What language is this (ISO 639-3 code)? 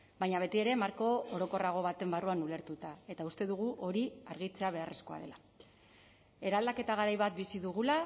eus